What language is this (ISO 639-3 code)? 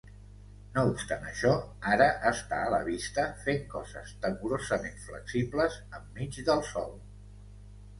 cat